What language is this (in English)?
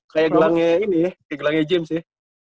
Indonesian